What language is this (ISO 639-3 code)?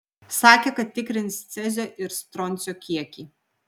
lit